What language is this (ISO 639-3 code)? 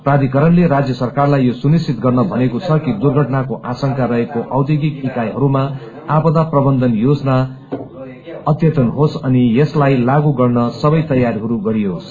nep